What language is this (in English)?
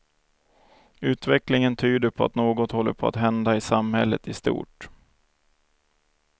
Swedish